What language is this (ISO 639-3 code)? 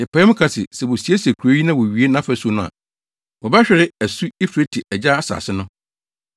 aka